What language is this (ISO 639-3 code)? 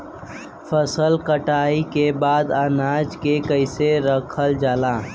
bho